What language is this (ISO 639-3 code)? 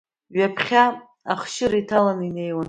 abk